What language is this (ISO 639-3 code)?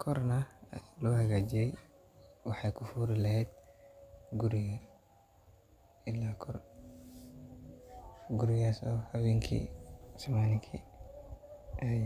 som